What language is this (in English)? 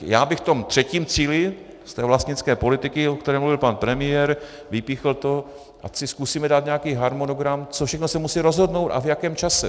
Czech